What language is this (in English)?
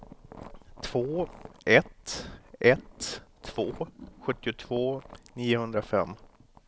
Swedish